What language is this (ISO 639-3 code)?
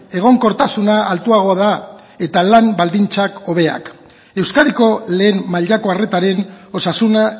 eus